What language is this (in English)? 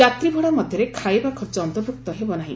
Odia